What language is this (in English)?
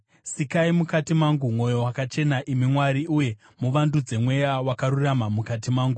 Shona